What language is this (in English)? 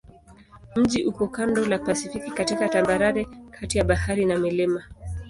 Swahili